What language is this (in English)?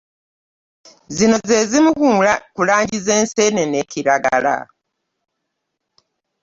Ganda